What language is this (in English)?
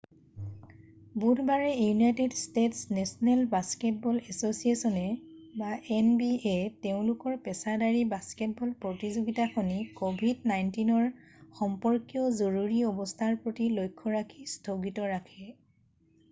Assamese